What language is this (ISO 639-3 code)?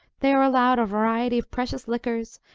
eng